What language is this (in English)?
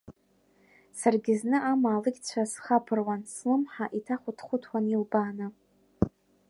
Abkhazian